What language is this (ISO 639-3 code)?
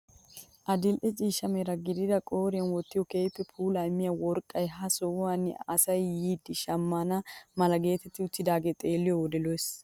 wal